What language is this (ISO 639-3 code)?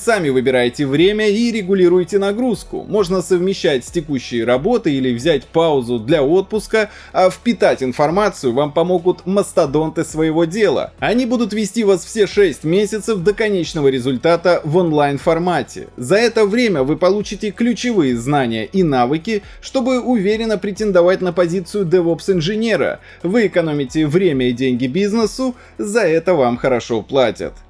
rus